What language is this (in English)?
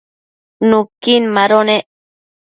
Matsés